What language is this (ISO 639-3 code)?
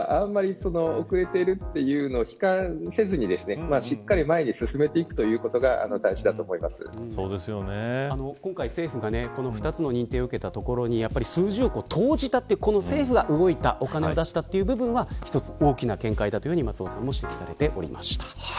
jpn